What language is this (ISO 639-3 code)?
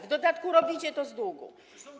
pol